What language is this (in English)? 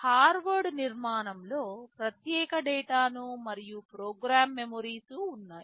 Telugu